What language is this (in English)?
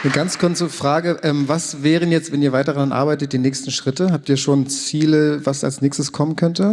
German